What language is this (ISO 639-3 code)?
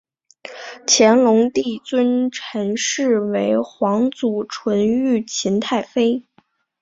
zho